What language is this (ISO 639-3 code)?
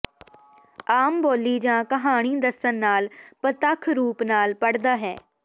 pan